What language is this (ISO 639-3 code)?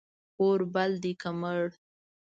pus